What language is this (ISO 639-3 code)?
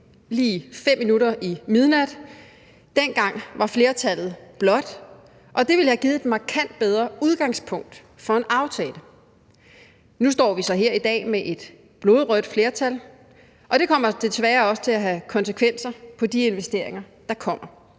dan